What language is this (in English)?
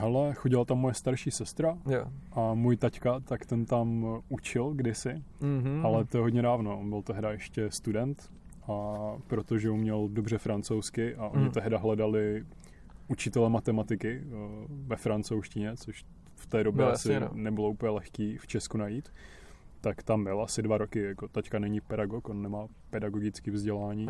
Czech